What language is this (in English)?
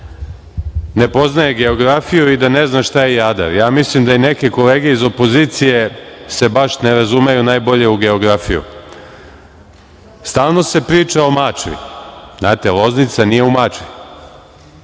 Serbian